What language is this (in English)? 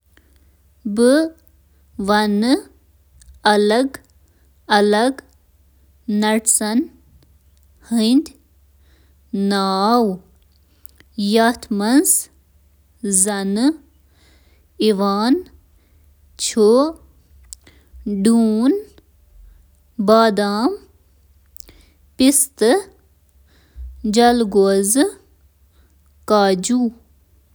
Kashmiri